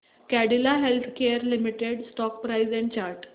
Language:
Marathi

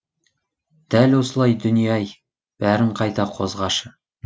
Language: Kazakh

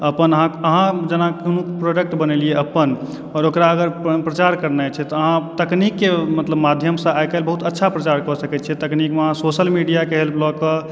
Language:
Maithili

